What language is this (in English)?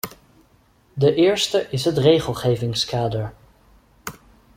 Dutch